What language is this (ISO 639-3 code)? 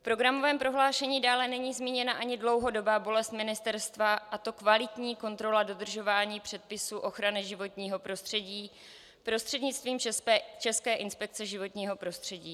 ces